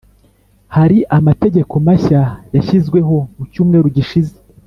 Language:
Kinyarwanda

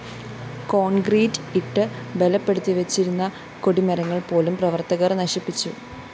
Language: Malayalam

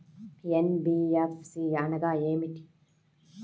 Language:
Telugu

